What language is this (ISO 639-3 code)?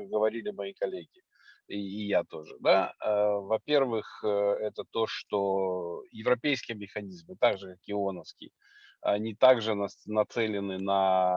rus